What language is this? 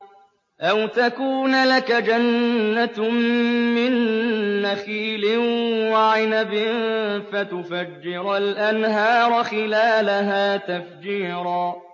Arabic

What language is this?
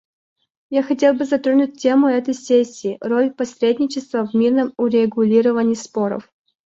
Russian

